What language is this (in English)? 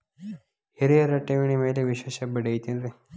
Kannada